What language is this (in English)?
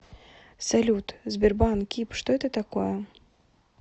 Russian